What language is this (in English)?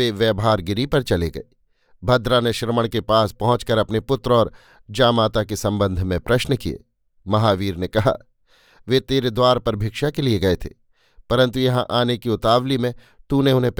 Hindi